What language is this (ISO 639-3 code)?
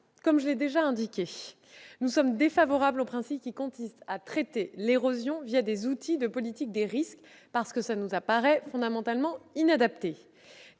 fra